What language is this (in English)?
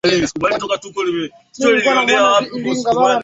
Swahili